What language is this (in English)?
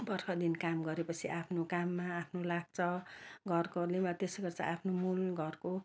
Nepali